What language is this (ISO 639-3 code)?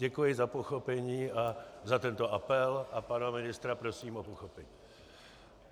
ces